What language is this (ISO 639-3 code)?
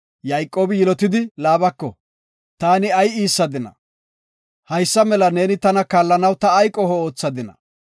gof